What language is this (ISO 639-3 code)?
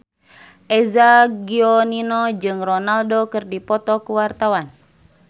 sun